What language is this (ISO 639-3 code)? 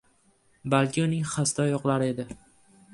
uzb